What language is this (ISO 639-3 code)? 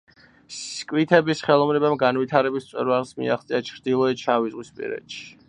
kat